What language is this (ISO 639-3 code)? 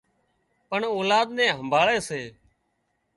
kxp